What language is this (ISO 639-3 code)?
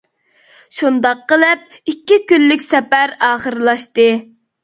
uig